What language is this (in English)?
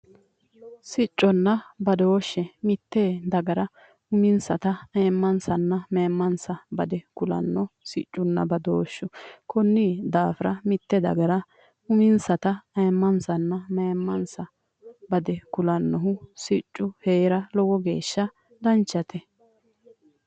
Sidamo